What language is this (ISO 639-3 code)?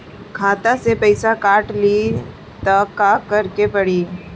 bho